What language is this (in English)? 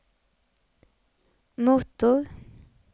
Swedish